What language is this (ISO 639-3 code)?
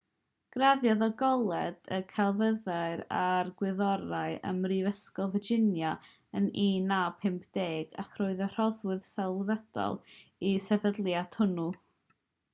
cym